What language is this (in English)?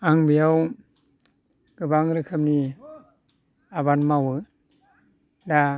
Bodo